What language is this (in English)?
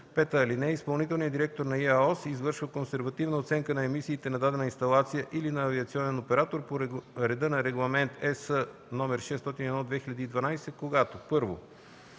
Bulgarian